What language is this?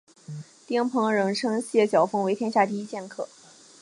Chinese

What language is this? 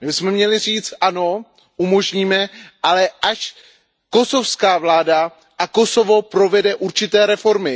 Czech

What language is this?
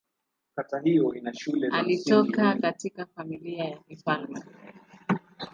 Swahili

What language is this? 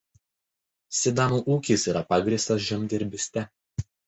Lithuanian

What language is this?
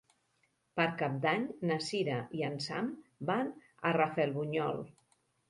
Catalan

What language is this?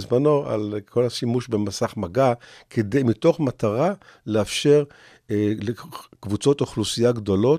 Hebrew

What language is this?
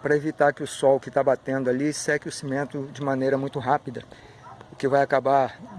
Portuguese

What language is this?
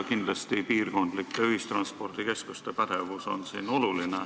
Estonian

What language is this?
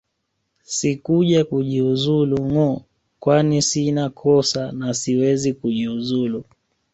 Swahili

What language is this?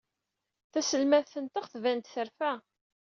Kabyle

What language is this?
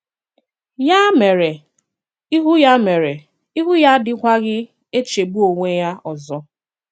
Igbo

